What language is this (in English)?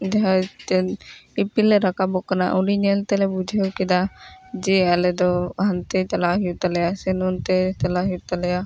Santali